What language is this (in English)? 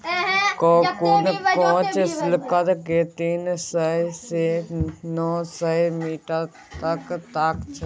Maithili